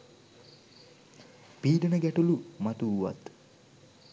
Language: Sinhala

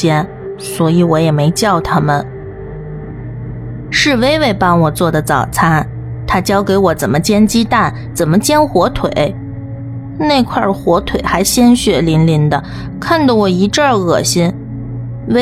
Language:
Chinese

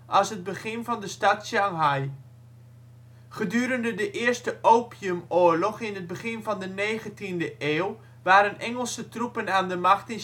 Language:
Dutch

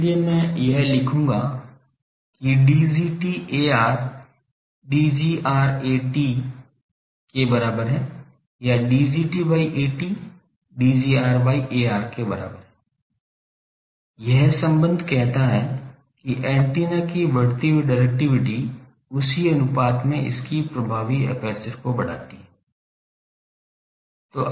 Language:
Hindi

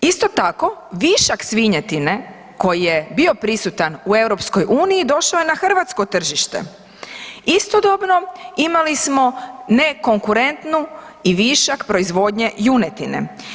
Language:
Croatian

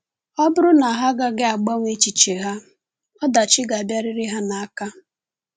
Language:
Igbo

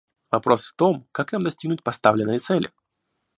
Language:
Russian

